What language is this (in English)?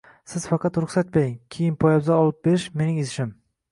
Uzbek